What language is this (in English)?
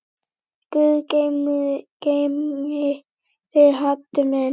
Icelandic